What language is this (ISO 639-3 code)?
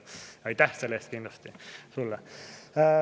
est